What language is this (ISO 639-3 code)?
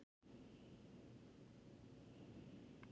isl